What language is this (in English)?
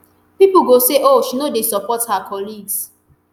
Nigerian Pidgin